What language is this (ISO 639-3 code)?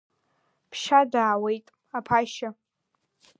abk